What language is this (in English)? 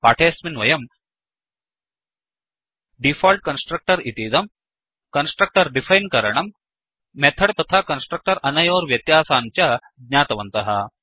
Sanskrit